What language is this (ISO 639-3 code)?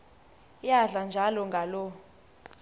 xho